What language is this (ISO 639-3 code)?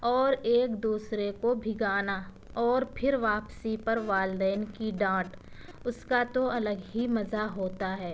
urd